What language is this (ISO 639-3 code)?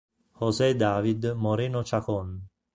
ita